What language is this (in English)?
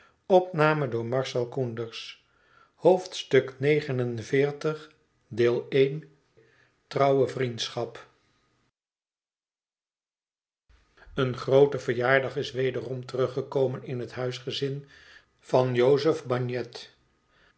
Dutch